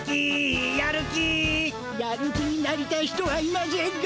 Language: Japanese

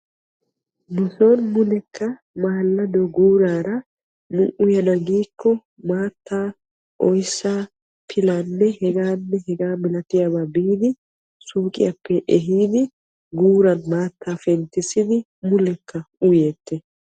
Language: Wolaytta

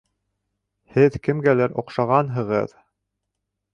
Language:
Bashkir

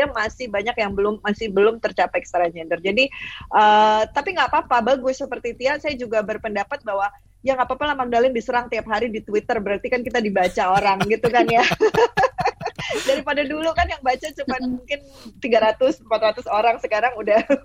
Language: Indonesian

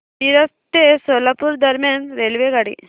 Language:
Marathi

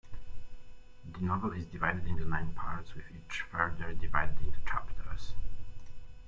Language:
English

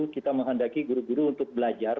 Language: Indonesian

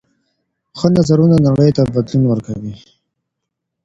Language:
Pashto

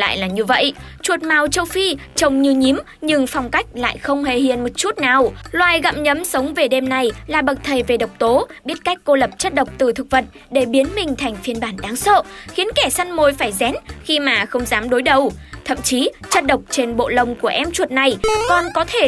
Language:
Vietnamese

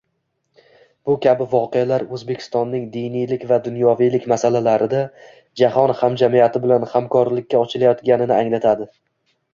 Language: Uzbek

